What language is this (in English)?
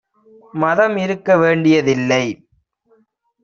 Tamil